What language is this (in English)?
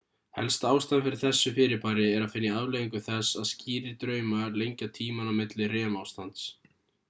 Icelandic